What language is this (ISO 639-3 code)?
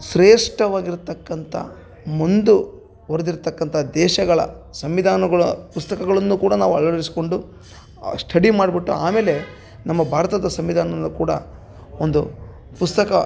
kan